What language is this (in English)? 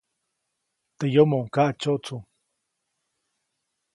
Copainalá Zoque